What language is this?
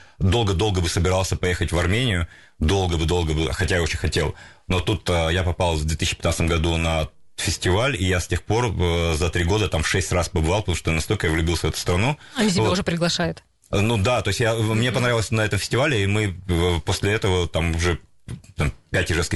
Russian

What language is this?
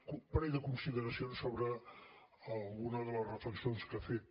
Catalan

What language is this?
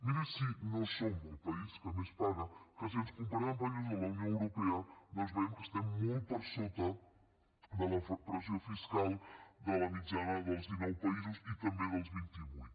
Catalan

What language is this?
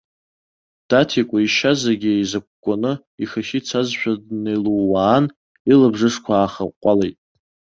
Abkhazian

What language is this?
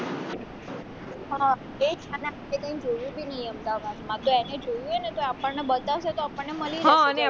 Gujarati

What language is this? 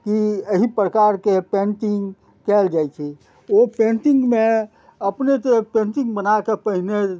Maithili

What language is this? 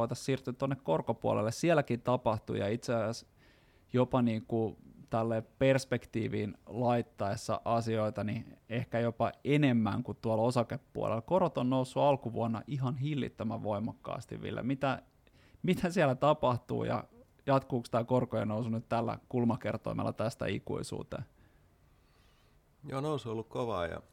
Finnish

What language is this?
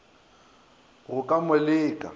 Northern Sotho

